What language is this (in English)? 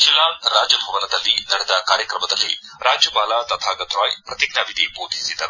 Kannada